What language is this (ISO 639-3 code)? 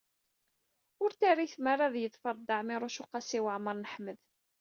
kab